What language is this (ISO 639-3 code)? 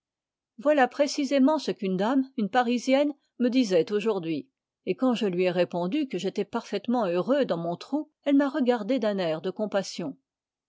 fra